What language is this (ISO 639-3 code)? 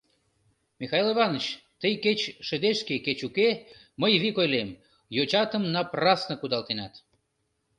chm